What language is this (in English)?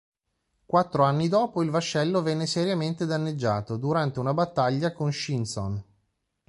Italian